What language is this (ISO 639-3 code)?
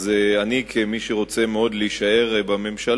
heb